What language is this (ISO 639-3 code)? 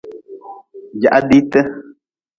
nmz